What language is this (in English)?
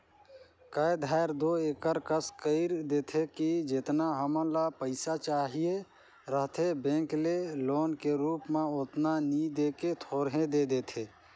Chhattisgarhi